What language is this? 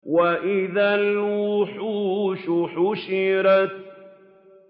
Arabic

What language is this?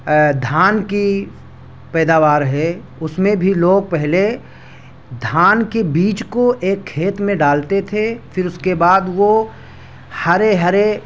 Urdu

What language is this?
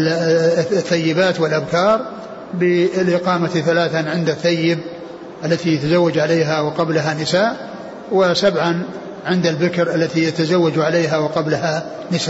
Arabic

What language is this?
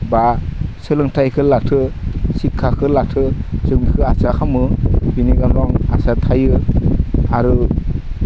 Bodo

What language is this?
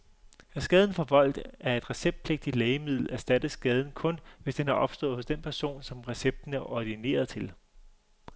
Danish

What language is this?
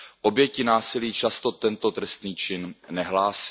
Czech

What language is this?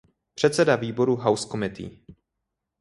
Czech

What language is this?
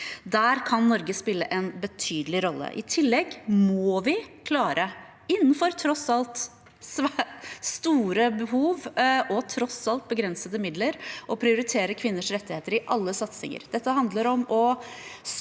Norwegian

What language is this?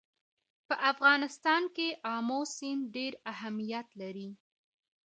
Pashto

